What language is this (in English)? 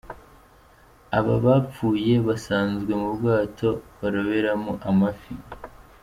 Kinyarwanda